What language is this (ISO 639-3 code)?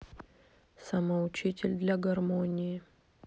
rus